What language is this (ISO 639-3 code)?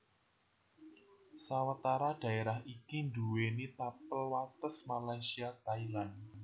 jav